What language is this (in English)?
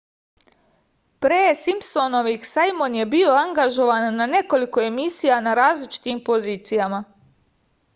Serbian